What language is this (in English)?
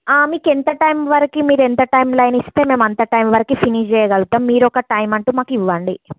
Telugu